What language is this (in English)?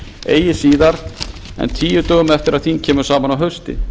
Icelandic